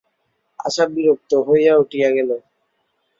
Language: Bangla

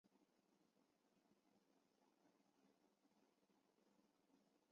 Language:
Chinese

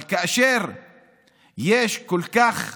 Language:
Hebrew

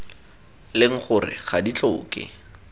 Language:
Tswana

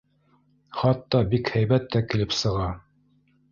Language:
Bashkir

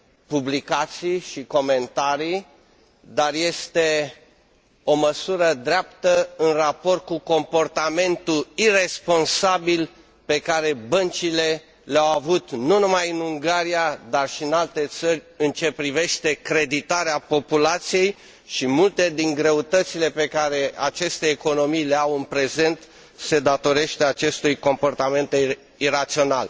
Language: Romanian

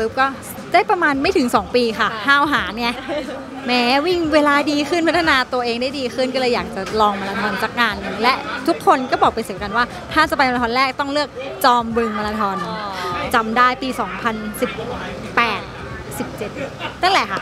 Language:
Thai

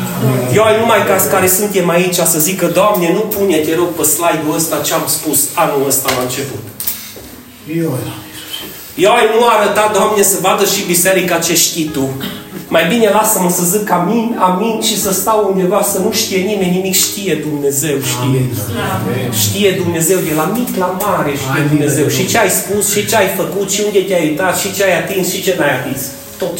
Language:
Romanian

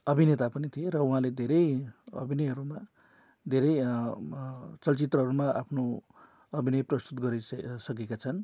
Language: Nepali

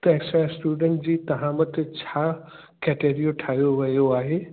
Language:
Sindhi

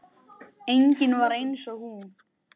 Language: Icelandic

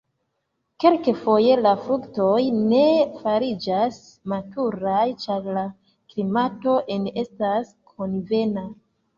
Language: Esperanto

